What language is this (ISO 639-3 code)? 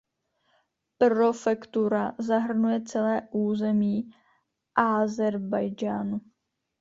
ces